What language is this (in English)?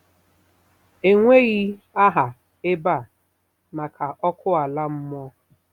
Igbo